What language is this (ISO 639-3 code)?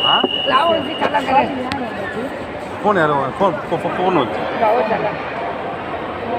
tha